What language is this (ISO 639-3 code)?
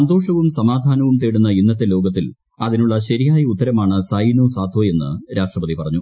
mal